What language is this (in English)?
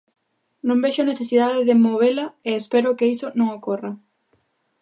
Galician